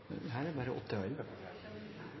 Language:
Norwegian Bokmål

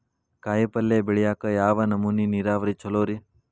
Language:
Kannada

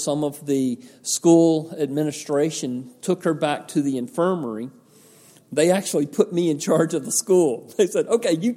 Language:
English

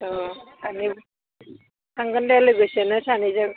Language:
Bodo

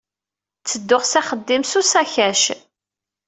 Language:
Kabyle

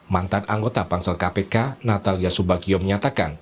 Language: Indonesian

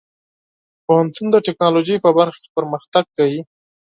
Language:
Pashto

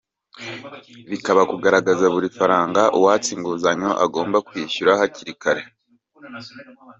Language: Kinyarwanda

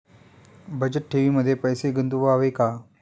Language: Marathi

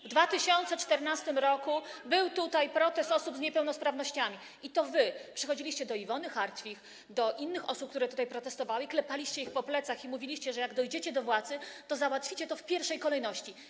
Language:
Polish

